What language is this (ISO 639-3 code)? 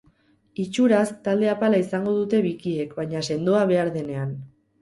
eus